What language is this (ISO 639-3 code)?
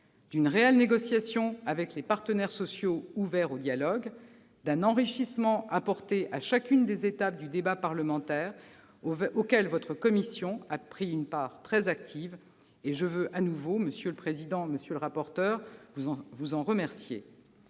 fra